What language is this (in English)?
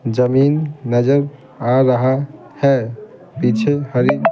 Hindi